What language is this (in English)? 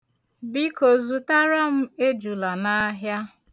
Igbo